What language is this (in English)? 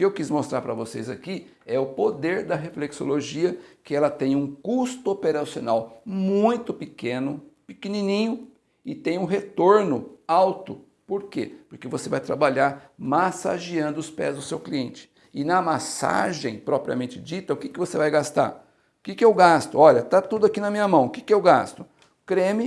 Portuguese